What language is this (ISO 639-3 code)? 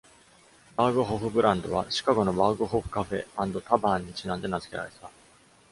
jpn